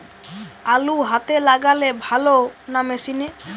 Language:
Bangla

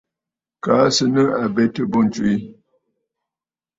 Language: Bafut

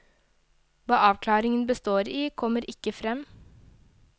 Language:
Norwegian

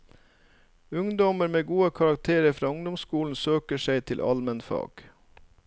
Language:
Norwegian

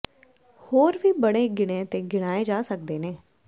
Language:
Punjabi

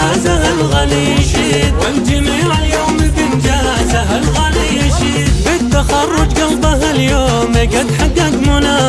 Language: Arabic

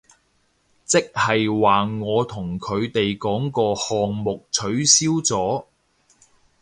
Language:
Cantonese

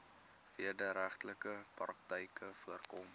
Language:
Afrikaans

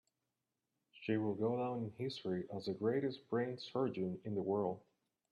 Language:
English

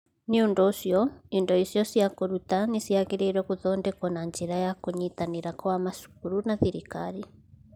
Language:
Kikuyu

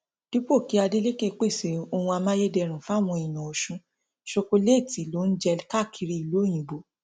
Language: Yoruba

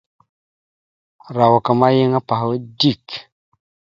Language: Mada (Cameroon)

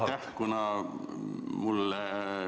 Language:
Estonian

